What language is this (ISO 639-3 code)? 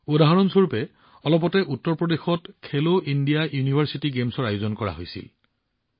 asm